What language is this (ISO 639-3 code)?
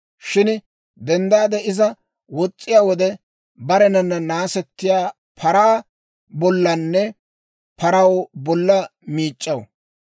dwr